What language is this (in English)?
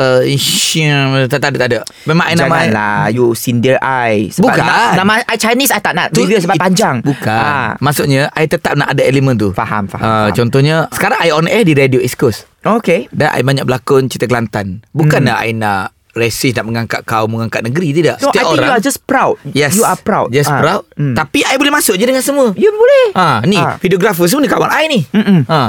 Malay